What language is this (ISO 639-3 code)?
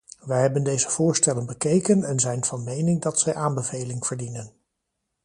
nld